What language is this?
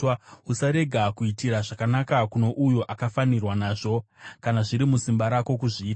Shona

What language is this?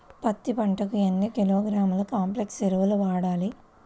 Telugu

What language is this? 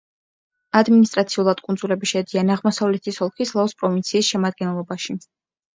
Georgian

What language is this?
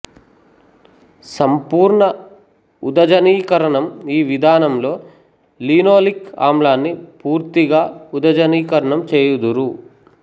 Telugu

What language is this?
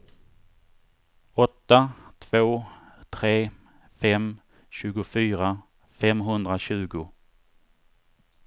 Swedish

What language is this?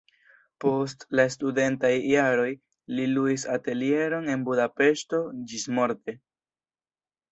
Esperanto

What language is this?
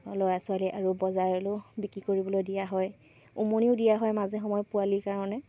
Assamese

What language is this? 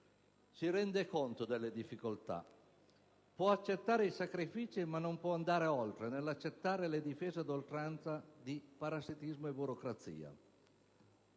Italian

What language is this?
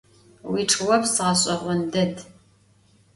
Adyghe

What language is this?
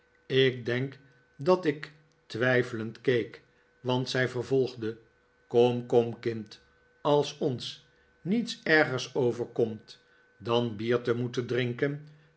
Dutch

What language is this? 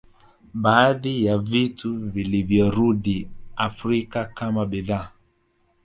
Swahili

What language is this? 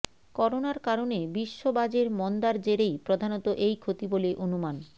Bangla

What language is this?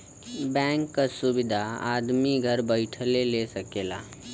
Bhojpuri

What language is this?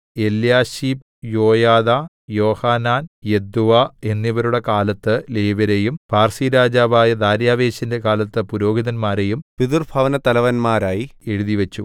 Malayalam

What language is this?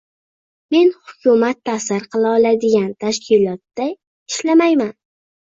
Uzbek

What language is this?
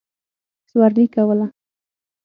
Pashto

